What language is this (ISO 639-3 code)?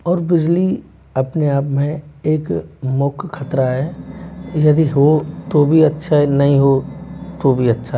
hin